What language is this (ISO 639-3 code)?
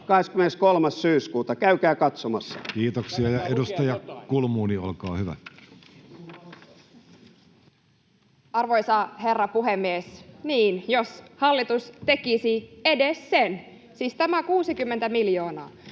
fin